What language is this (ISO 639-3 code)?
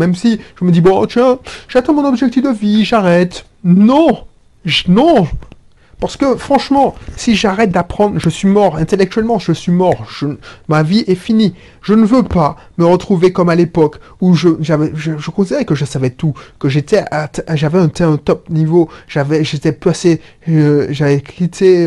fra